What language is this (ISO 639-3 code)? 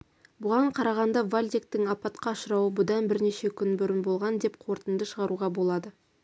kaz